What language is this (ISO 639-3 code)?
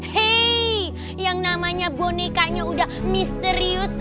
ind